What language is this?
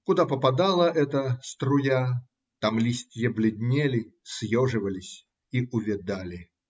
Russian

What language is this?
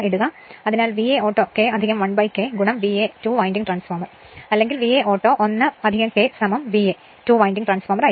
Malayalam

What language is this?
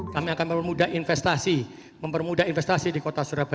Indonesian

